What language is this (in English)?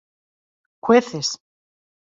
Spanish